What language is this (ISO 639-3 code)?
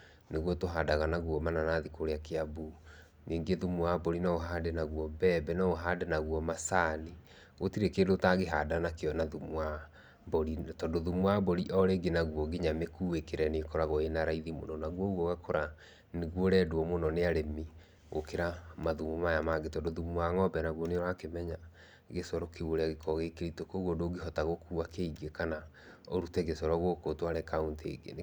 kik